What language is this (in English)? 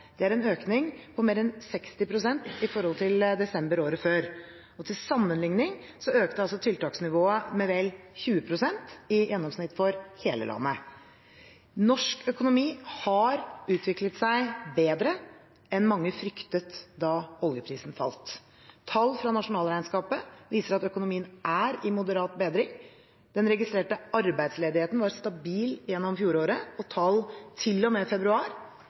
Norwegian Bokmål